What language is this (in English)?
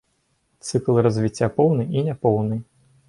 Belarusian